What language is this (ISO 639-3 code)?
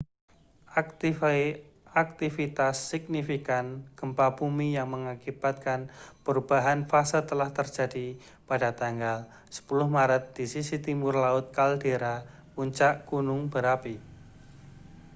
ind